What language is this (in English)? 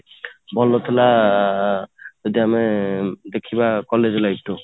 Odia